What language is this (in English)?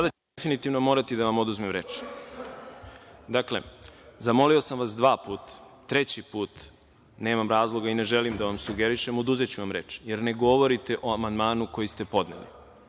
Serbian